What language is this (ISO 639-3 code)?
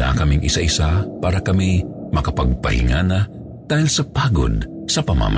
fil